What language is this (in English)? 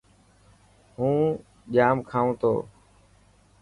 Dhatki